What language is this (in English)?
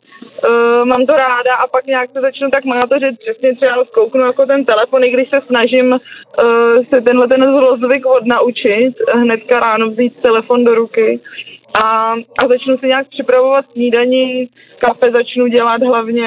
Czech